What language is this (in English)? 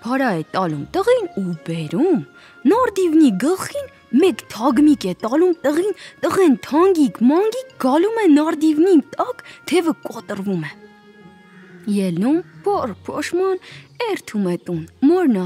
Romanian